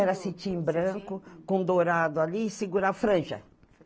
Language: Portuguese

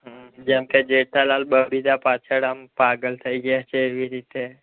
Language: Gujarati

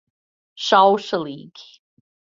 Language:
Latvian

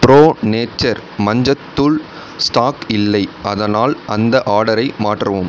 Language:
Tamil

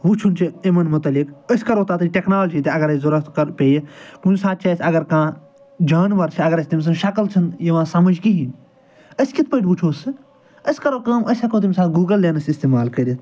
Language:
Kashmiri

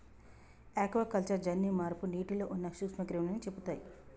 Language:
Telugu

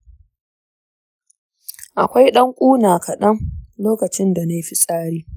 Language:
Hausa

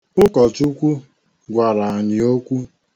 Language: Igbo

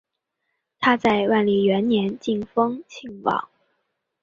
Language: Chinese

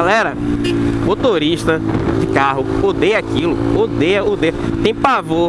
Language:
Portuguese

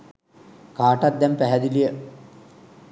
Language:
Sinhala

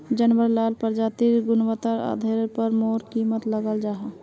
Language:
Magahi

